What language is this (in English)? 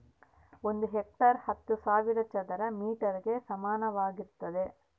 Kannada